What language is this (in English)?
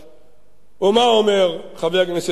Hebrew